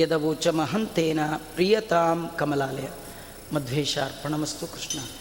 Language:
Kannada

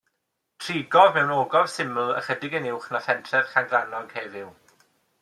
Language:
Welsh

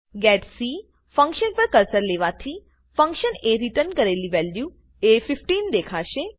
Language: Gujarati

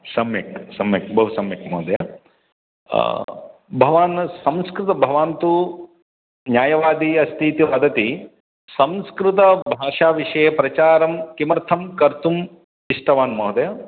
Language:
Sanskrit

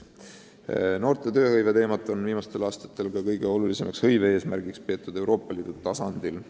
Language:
Estonian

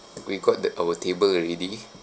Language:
English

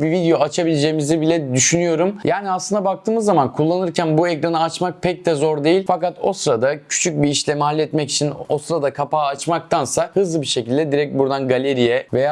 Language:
Turkish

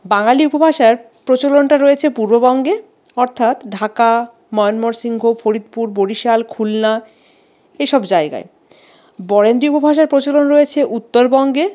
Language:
Bangla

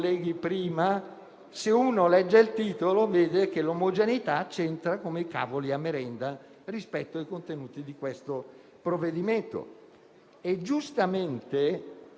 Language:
Italian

